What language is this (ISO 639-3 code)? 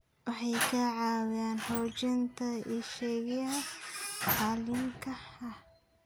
som